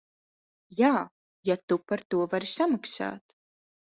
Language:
Latvian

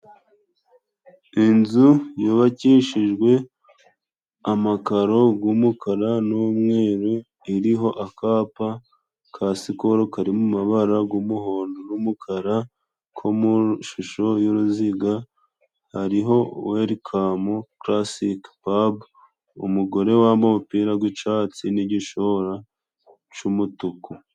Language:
Kinyarwanda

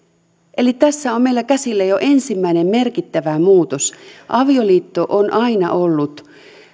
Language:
Finnish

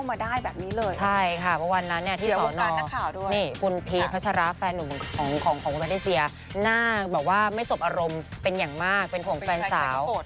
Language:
Thai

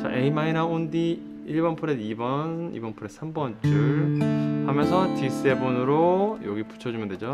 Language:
Korean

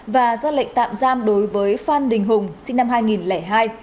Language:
Vietnamese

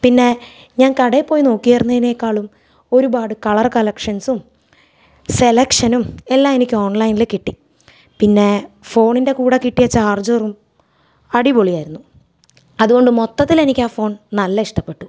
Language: Malayalam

